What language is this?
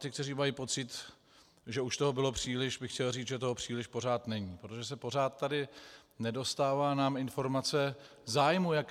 Czech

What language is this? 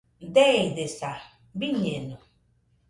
Nüpode Huitoto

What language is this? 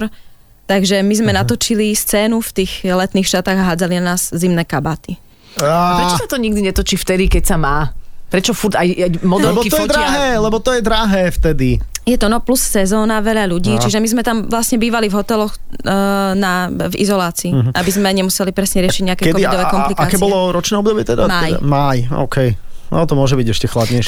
Slovak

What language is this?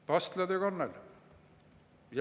Estonian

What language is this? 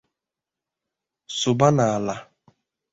Igbo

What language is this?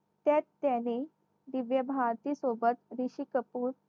Marathi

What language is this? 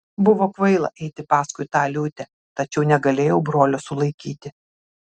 Lithuanian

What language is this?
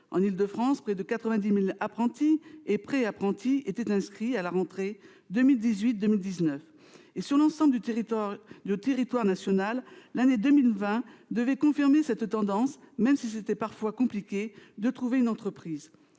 French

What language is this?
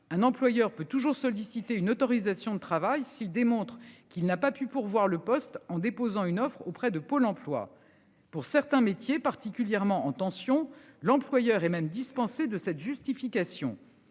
French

